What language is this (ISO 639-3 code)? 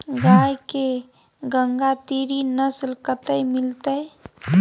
mai